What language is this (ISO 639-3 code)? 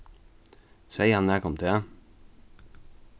fao